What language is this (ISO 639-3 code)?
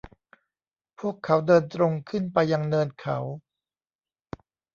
tha